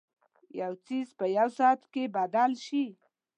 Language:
Pashto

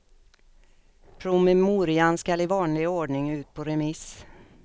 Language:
Swedish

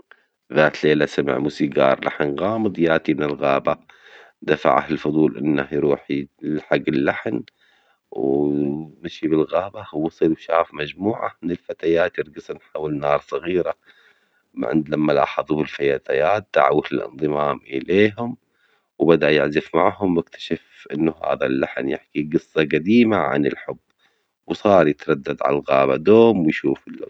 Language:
Omani Arabic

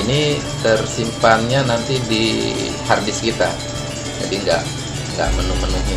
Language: Indonesian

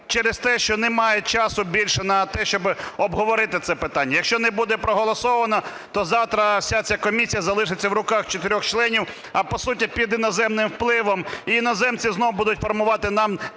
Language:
Ukrainian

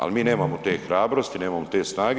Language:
Croatian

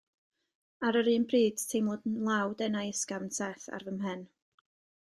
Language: Welsh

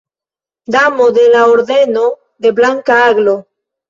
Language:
Esperanto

